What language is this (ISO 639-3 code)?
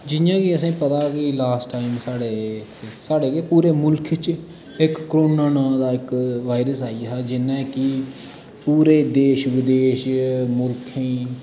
doi